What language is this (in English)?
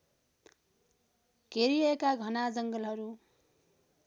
Nepali